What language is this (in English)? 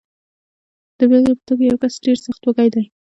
Pashto